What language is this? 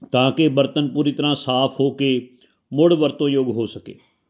Punjabi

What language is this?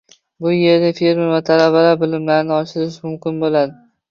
Uzbek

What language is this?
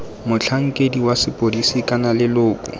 Tswana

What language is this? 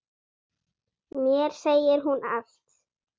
Icelandic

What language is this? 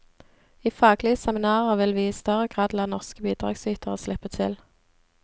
Norwegian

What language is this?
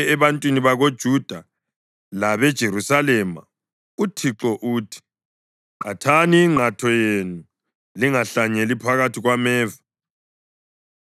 North Ndebele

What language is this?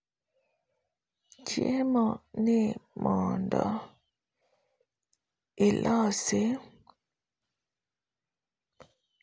Luo (Kenya and Tanzania)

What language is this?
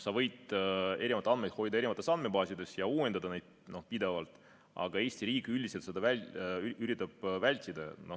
Estonian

